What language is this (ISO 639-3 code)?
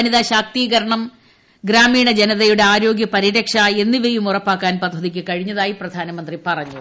mal